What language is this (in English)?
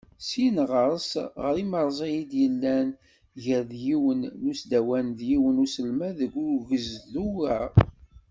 Kabyle